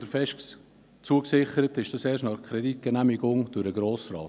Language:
Swiss German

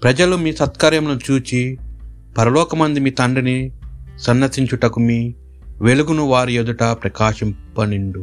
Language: Telugu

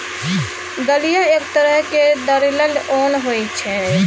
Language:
Maithili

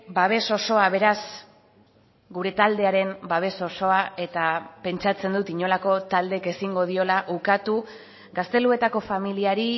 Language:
Basque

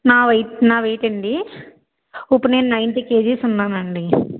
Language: Telugu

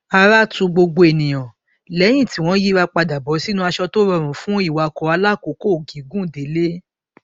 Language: Yoruba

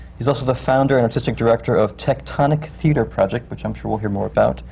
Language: English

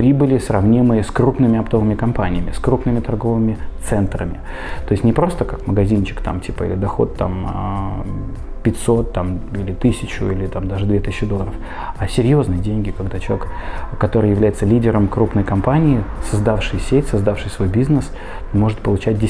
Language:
Russian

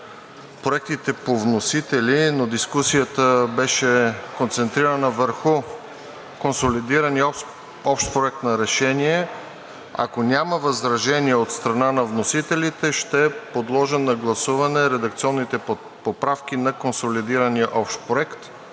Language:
Bulgarian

